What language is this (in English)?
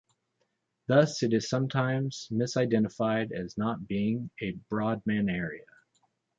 English